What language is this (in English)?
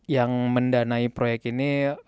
Indonesian